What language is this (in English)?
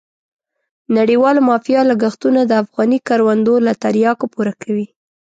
Pashto